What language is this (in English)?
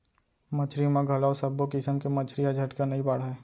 Chhattisgarhi